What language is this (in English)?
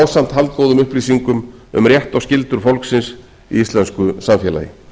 Icelandic